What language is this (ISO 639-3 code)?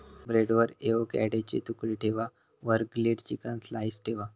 mar